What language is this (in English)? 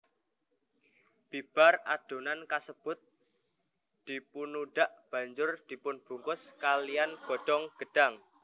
Javanese